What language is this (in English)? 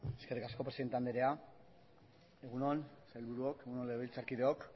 Basque